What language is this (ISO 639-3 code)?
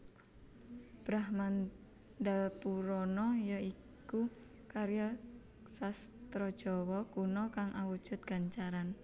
jav